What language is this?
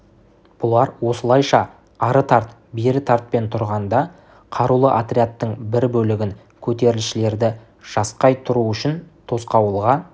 Kazakh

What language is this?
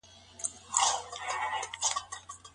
Pashto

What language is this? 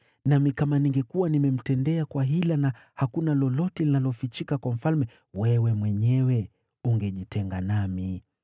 Swahili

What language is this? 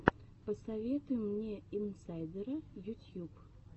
Russian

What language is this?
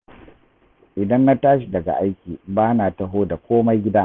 Hausa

